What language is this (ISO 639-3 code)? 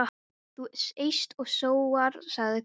isl